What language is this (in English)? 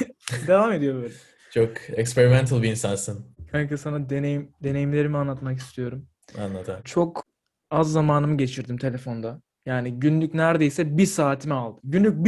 Turkish